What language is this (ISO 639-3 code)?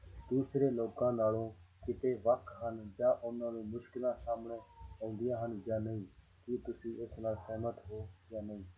pan